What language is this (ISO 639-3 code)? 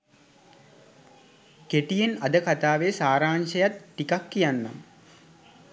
sin